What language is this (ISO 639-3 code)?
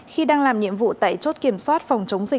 vie